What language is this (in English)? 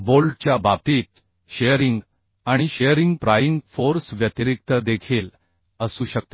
Marathi